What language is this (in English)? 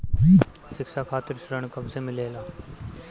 Bhojpuri